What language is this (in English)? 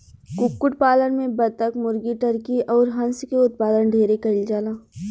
Bhojpuri